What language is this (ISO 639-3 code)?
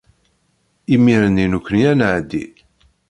kab